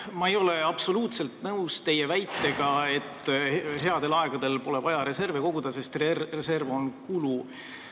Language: Estonian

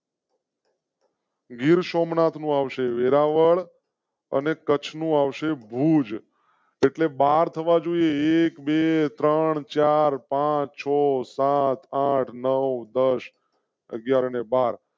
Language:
Gujarati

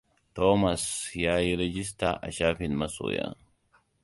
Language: Hausa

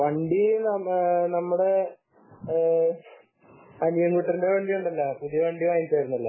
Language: Malayalam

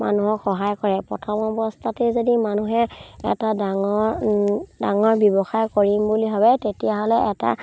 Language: Assamese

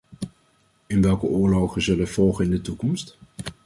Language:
Dutch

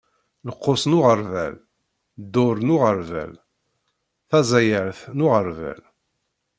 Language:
Kabyle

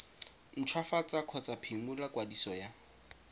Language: Tswana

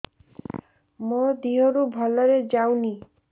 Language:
Odia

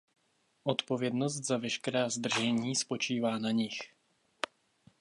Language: Czech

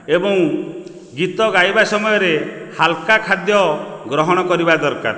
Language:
Odia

